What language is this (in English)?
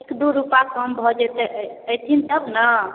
Maithili